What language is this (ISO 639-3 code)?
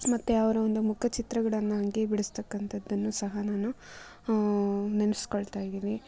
kan